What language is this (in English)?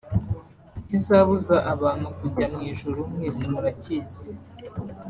Kinyarwanda